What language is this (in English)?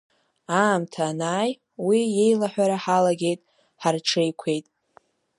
Abkhazian